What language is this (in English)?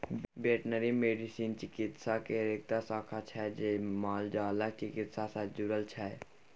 Maithili